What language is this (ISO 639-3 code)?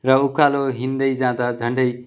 nep